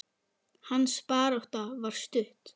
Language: Icelandic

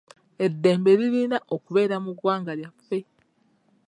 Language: Ganda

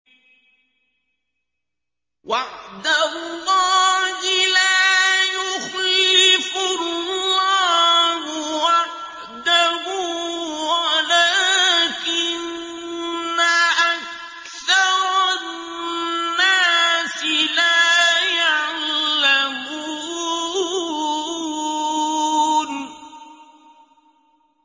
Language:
Arabic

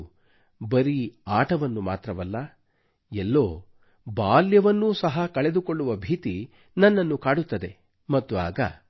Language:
Kannada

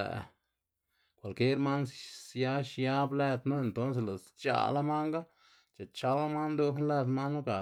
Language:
Xanaguía Zapotec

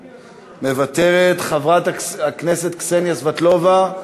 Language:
Hebrew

